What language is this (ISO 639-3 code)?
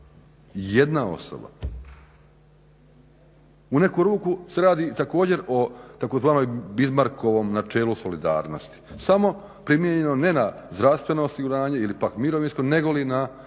hrv